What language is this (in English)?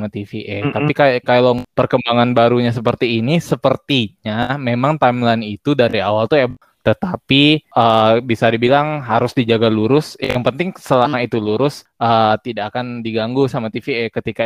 Indonesian